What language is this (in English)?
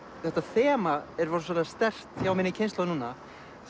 Icelandic